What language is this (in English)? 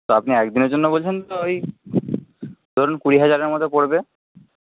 Bangla